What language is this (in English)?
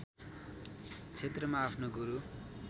Nepali